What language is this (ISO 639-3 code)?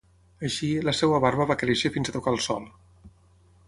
cat